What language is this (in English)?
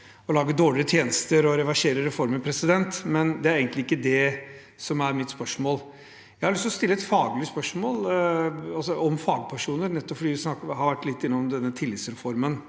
Norwegian